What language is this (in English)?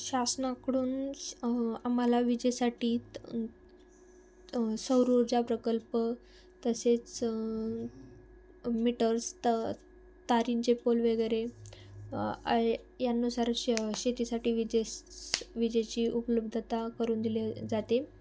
Marathi